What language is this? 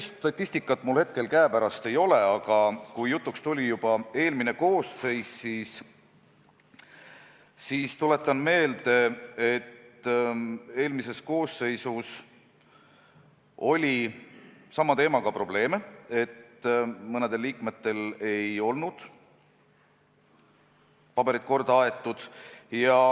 Estonian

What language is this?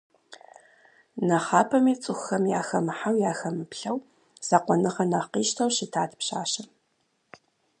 Kabardian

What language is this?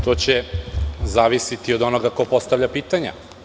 Serbian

